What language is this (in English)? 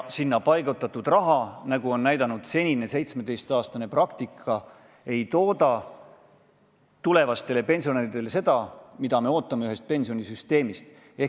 Estonian